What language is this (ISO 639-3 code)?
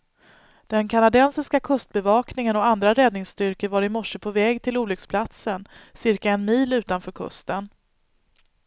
swe